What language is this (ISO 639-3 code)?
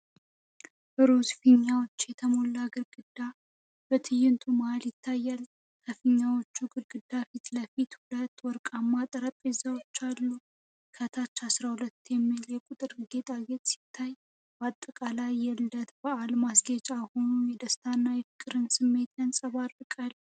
amh